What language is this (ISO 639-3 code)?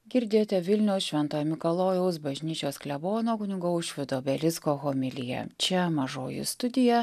lit